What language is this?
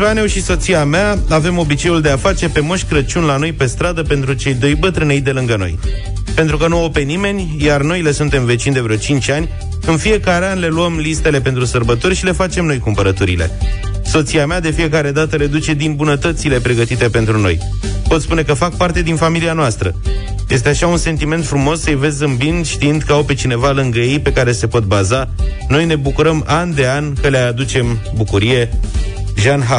Romanian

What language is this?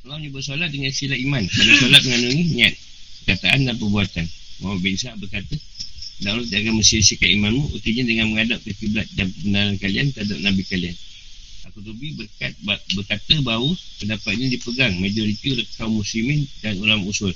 Malay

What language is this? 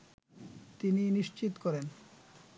Bangla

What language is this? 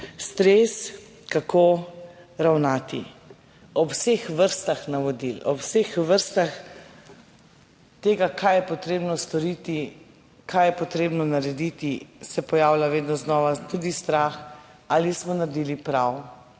Slovenian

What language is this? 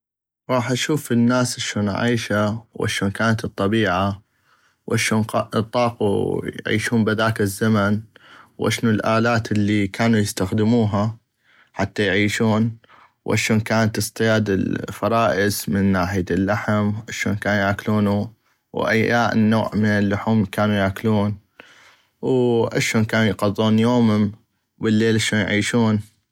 North Mesopotamian Arabic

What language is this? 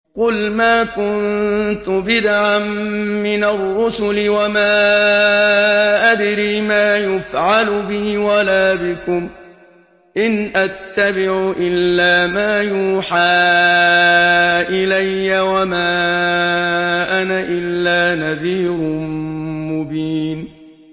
Arabic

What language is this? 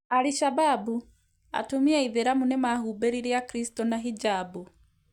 Kikuyu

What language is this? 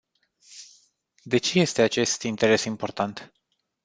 Romanian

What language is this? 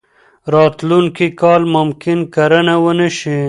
Pashto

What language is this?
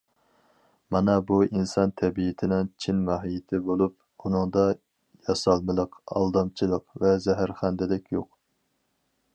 Uyghur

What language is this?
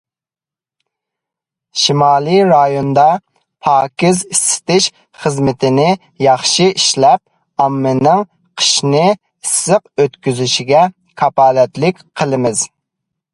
Uyghur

